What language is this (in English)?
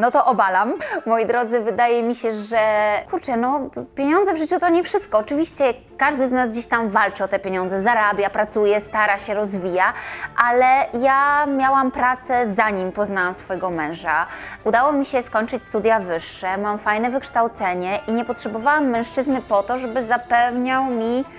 Polish